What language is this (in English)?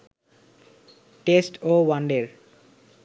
Bangla